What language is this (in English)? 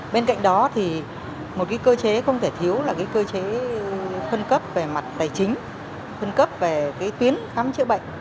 Vietnamese